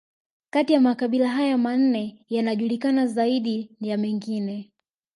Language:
Swahili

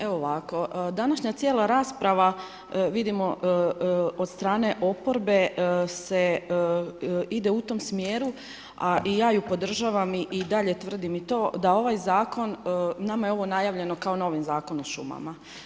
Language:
Croatian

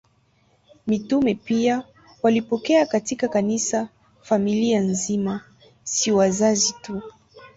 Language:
Swahili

